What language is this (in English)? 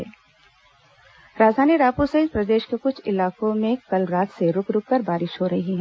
Hindi